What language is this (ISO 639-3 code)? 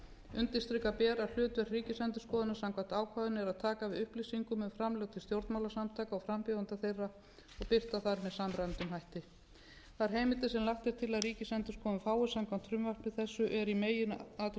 isl